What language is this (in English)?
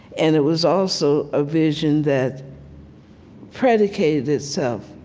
English